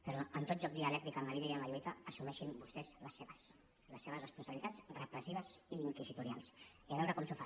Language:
Catalan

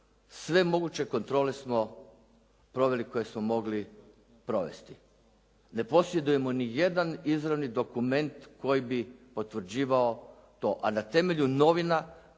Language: Croatian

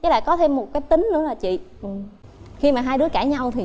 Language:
Vietnamese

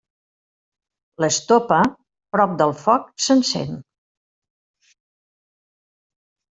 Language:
Catalan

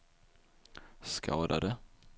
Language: Swedish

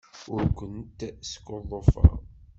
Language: Kabyle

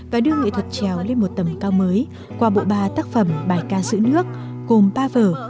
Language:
Vietnamese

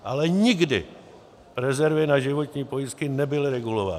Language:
Czech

